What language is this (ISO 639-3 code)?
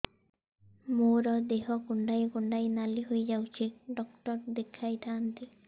ori